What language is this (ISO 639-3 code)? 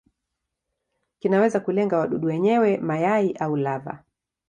swa